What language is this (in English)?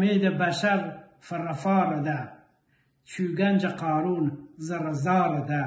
Persian